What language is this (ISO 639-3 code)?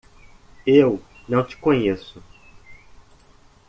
por